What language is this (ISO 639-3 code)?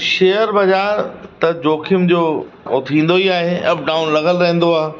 snd